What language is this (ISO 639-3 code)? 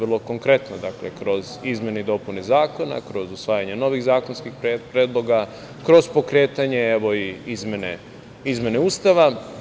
srp